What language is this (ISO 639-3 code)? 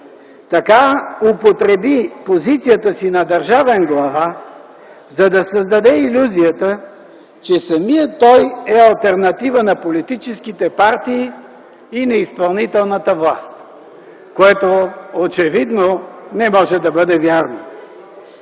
bul